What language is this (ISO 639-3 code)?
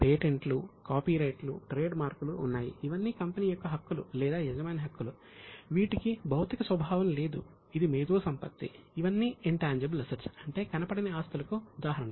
tel